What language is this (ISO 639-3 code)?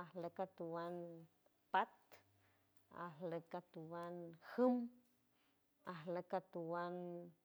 hue